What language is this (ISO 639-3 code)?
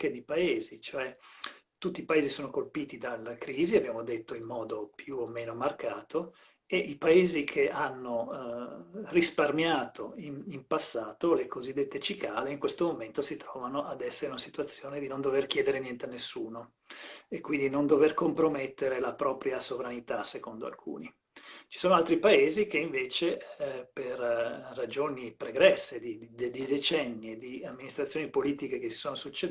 ita